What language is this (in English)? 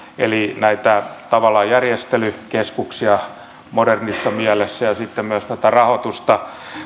Finnish